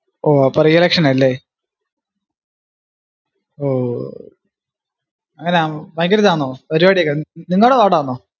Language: Malayalam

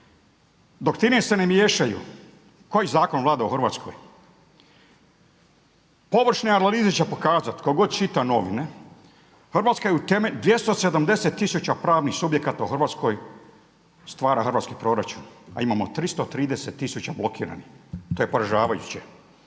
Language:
Croatian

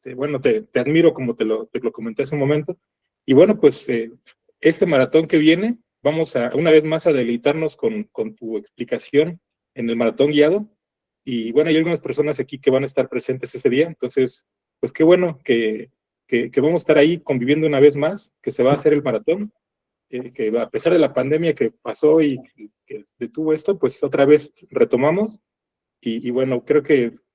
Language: Spanish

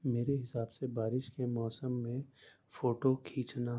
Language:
Urdu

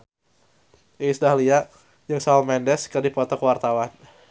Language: Sundanese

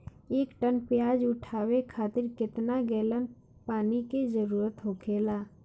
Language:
Bhojpuri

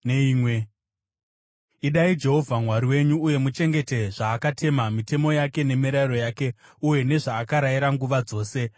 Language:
Shona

